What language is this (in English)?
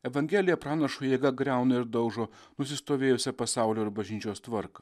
Lithuanian